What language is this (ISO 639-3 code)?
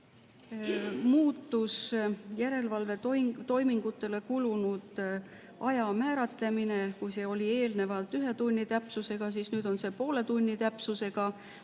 est